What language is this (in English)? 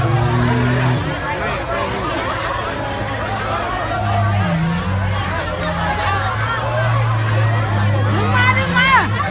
Thai